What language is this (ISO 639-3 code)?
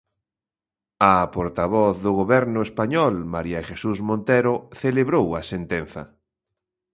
glg